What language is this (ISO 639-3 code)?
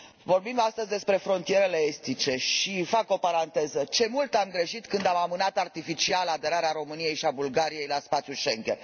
ron